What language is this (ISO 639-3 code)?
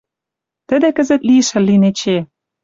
mrj